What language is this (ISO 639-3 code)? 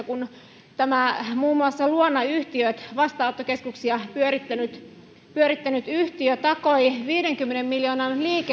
fin